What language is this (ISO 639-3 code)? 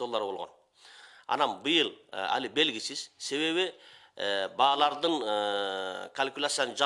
tur